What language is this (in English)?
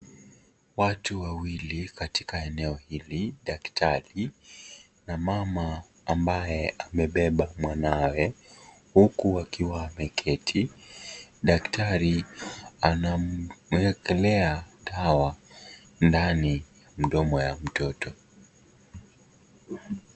Swahili